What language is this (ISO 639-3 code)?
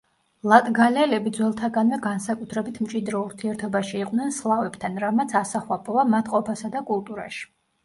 kat